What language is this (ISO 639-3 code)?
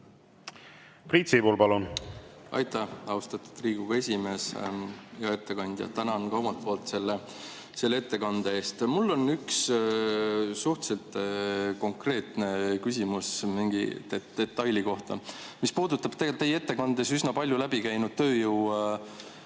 est